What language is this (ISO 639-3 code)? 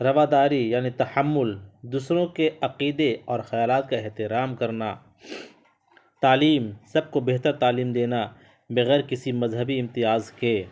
urd